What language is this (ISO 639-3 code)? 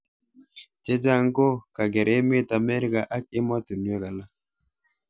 kln